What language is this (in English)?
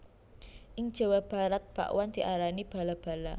Javanese